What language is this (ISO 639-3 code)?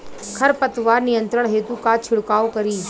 bho